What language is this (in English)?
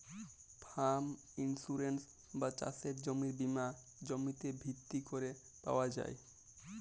Bangla